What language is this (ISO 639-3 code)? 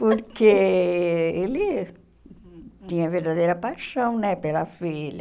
por